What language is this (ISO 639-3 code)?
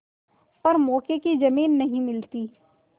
hin